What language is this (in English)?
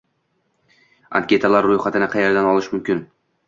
Uzbek